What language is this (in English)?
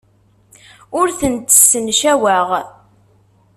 Kabyle